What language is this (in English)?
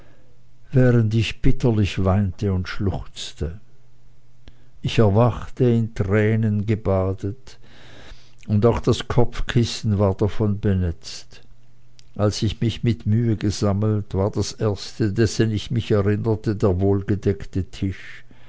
German